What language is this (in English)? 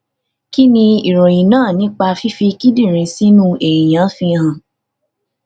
Yoruba